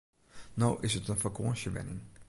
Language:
Western Frisian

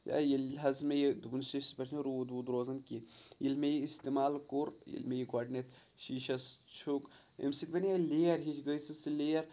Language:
Kashmiri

